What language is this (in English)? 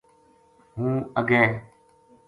Gujari